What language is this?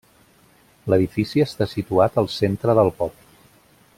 Catalan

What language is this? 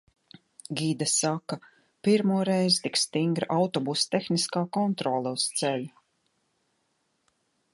Latvian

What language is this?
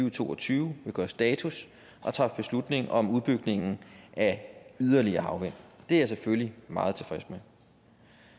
Danish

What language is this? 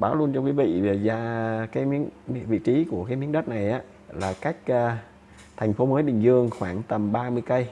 Vietnamese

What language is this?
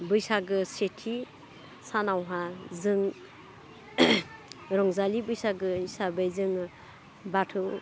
Bodo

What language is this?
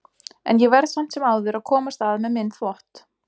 Icelandic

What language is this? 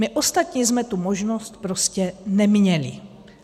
Czech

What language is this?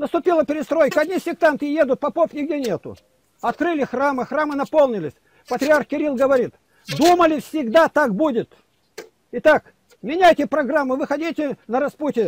Russian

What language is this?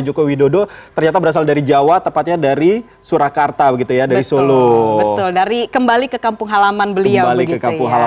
Indonesian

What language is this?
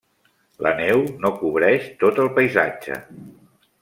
Catalan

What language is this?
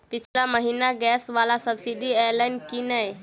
Maithili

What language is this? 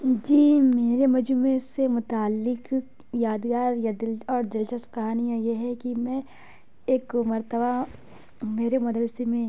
Urdu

